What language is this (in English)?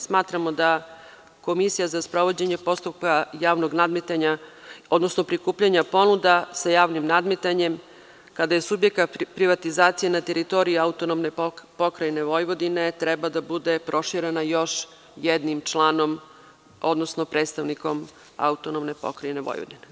Serbian